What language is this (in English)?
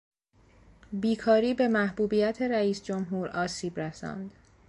Persian